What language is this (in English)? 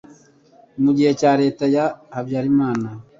Kinyarwanda